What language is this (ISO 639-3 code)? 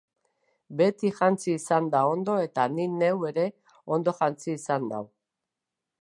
eus